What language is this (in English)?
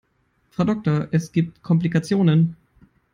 English